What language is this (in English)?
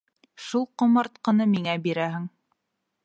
Bashkir